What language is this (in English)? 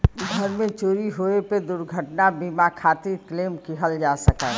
Bhojpuri